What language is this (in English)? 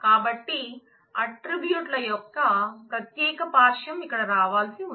Telugu